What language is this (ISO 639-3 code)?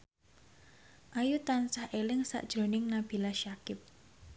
jav